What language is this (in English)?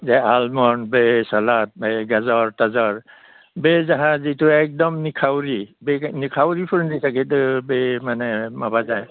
Bodo